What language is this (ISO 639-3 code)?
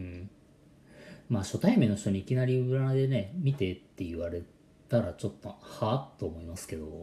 jpn